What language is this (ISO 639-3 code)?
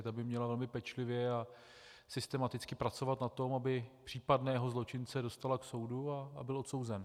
ces